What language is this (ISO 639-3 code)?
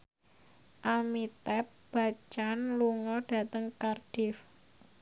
jav